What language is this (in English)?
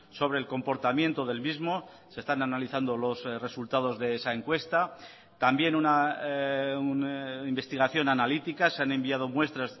Spanish